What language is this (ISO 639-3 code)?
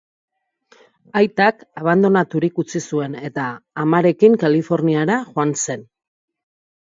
eus